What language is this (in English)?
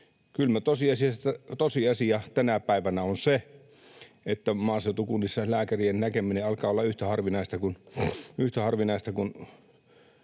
Finnish